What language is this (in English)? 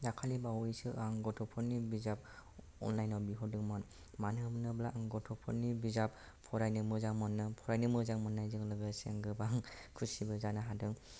Bodo